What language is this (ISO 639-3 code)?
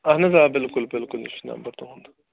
kas